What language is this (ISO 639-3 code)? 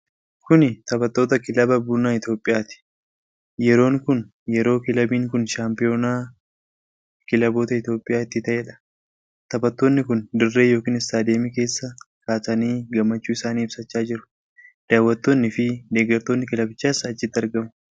orm